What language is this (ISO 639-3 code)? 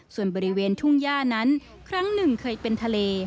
tha